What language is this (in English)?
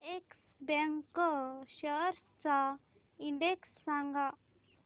Marathi